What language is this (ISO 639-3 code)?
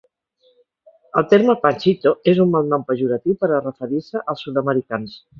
cat